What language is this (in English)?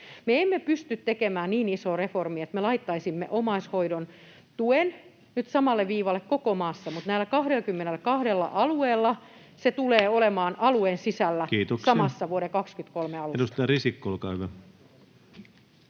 Finnish